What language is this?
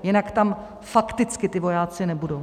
Czech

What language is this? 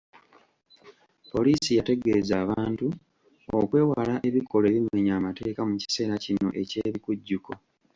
Ganda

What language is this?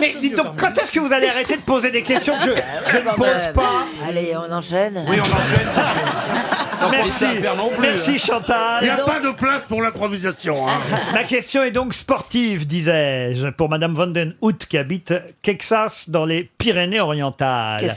French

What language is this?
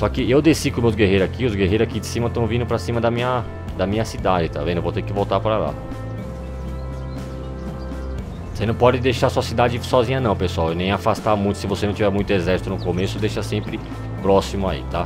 Portuguese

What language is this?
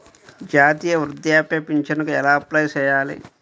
Telugu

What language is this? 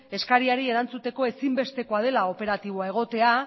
Basque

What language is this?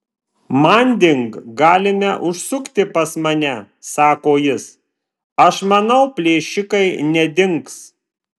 Lithuanian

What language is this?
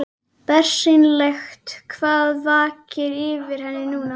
Icelandic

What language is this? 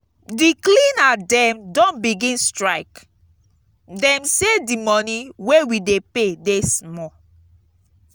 Nigerian Pidgin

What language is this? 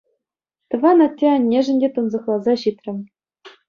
Chuvash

